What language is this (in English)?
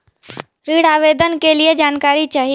Bhojpuri